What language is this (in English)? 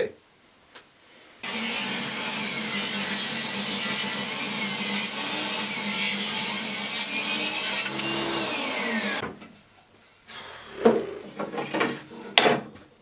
Polish